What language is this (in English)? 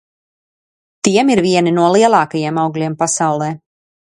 Latvian